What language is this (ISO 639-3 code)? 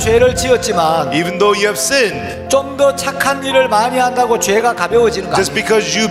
kor